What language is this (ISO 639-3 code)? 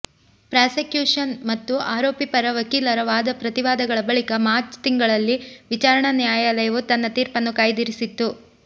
kan